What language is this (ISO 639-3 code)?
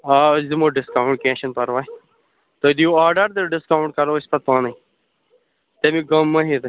kas